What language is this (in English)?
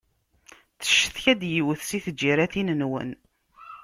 Kabyle